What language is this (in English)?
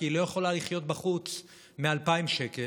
Hebrew